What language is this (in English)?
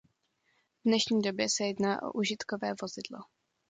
Czech